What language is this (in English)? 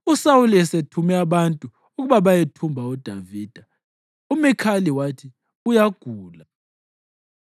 North Ndebele